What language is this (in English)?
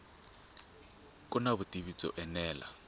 Tsonga